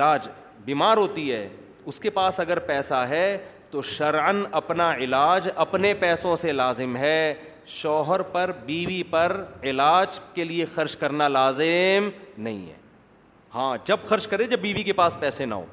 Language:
Urdu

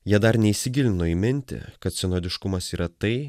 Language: Lithuanian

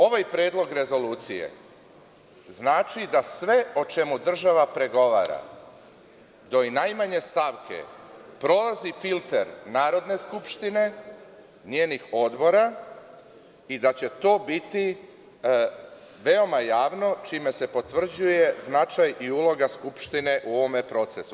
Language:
Serbian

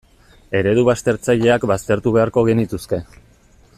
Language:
Basque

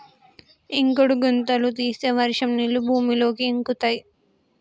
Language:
Telugu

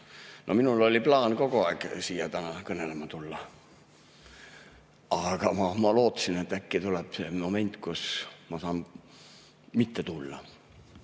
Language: Estonian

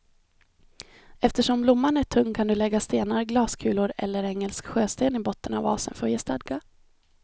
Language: Swedish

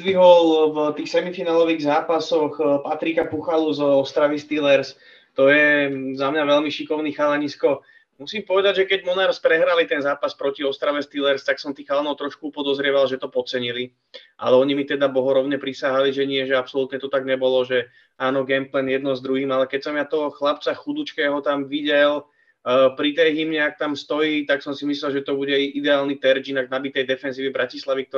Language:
Czech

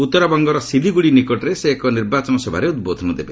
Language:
Odia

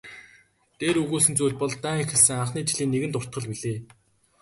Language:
Mongolian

